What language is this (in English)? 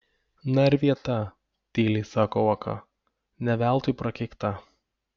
Lithuanian